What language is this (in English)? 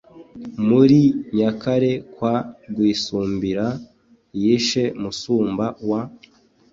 Kinyarwanda